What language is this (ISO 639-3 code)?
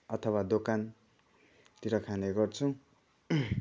nep